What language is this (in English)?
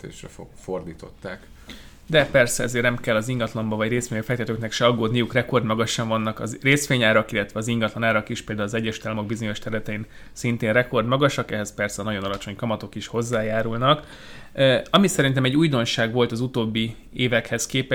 Hungarian